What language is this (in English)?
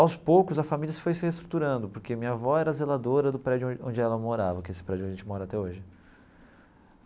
Portuguese